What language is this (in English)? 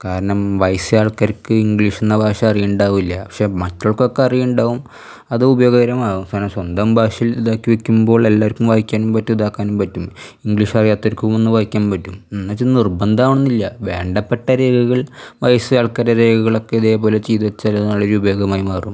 Malayalam